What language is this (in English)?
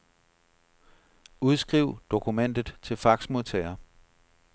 Danish